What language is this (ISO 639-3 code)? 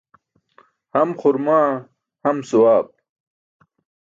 bsk